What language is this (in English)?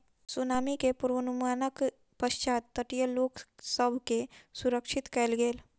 Maithili